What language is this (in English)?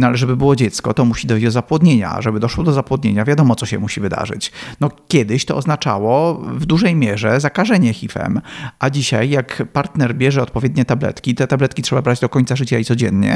Polish